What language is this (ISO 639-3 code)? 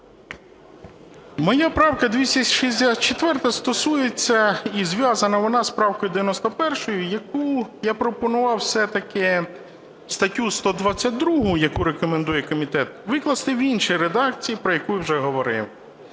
ukr